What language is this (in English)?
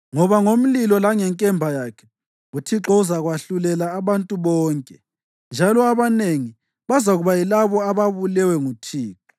North Ndebele